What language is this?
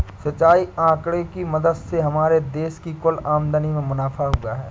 Hindi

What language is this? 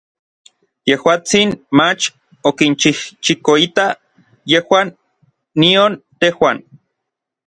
Orizaba Nahuatl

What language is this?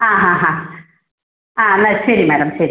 Malayalam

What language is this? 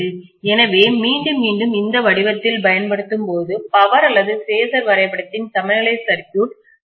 Tamil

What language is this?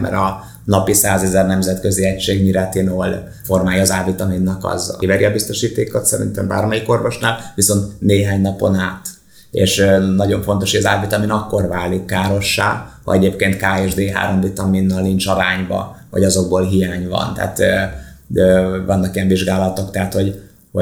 Hungarian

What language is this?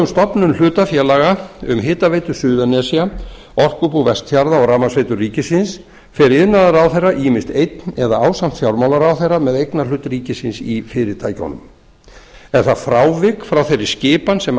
Icelandic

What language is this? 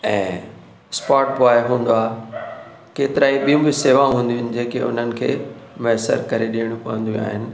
Sindhi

